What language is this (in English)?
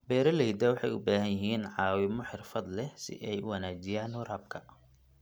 Somali